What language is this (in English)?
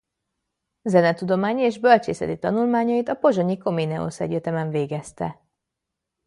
Hungarian